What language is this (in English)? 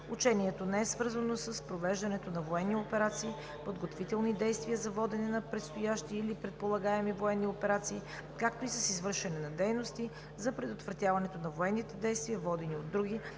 Bulgarian